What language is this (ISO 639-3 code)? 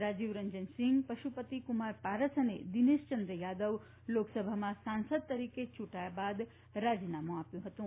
guj